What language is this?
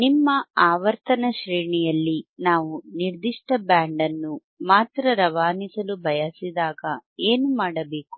Kannada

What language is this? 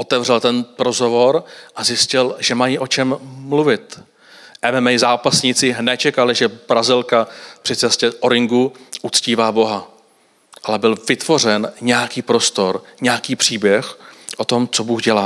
Czech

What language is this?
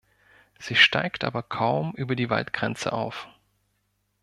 German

